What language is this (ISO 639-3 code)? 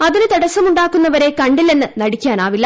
mal